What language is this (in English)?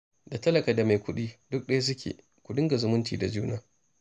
Hausa